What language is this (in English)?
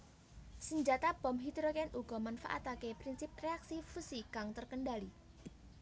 Javanese